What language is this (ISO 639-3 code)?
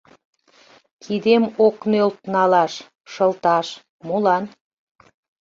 chm